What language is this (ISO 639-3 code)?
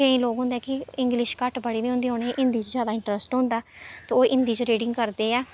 doi